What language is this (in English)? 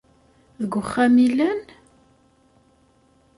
Kabyle